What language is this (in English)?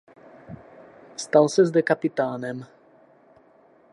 Czech